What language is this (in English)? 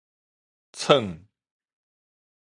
Min Nan Chinese